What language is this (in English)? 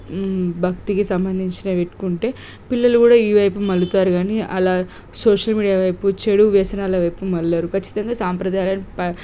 Telugu